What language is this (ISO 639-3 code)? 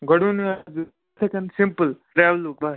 kas